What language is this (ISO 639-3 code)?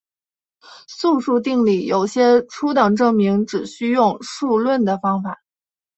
zho